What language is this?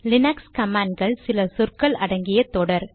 Tamil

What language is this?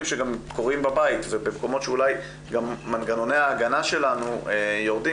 Hebrew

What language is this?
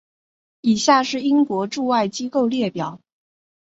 Chinese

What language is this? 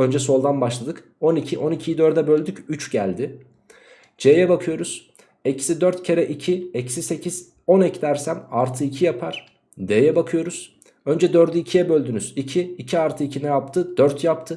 Turkish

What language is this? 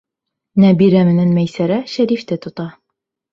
Bashkir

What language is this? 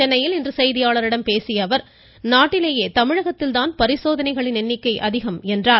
Tamil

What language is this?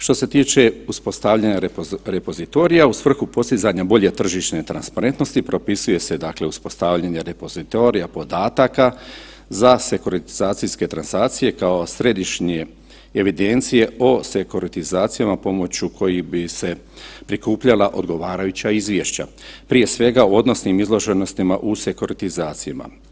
Croatian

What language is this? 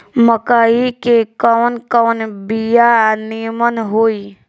Bhojpuri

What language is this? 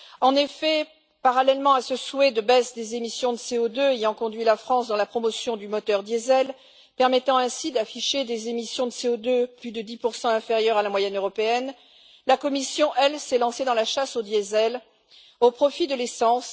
French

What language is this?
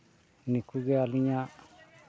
Santali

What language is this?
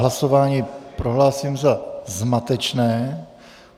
Czech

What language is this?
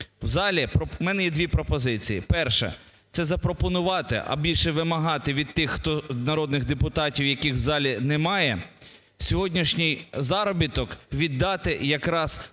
Ukrainian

